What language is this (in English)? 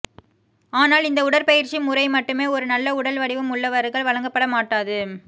Tamil